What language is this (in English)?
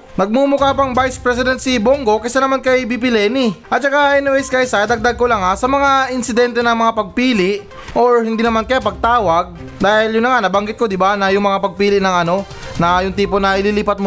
Filipino